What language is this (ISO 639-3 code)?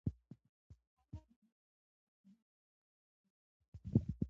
pus